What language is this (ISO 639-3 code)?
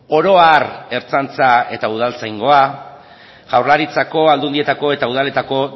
eus